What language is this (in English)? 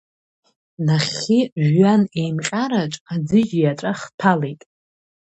Abkhazian